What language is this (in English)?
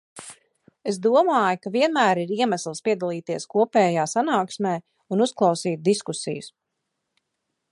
Latvian